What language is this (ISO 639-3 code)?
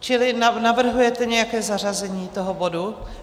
ces